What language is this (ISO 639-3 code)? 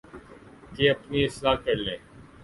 urd